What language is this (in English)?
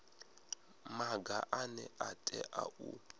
Venda